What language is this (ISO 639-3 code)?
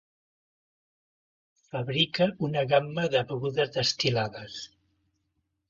cat